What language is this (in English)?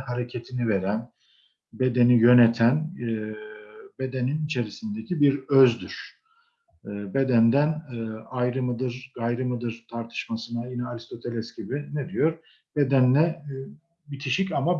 Turkish